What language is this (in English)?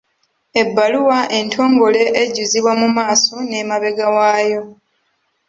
Ganda